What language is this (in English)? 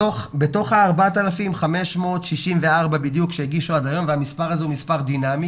Hebrew